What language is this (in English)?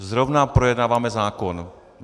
Czech